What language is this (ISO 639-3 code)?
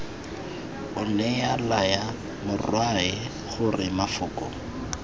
tsn